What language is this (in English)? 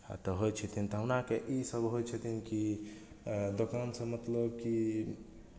Maithili